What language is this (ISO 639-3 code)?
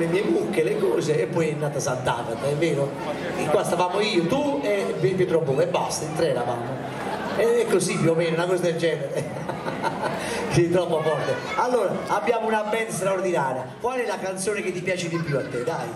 ita